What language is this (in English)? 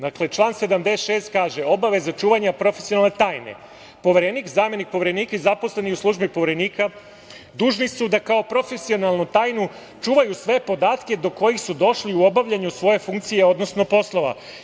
Serbian